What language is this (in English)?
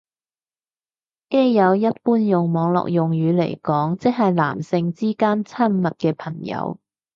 Cantonese